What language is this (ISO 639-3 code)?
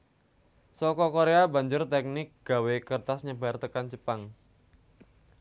jav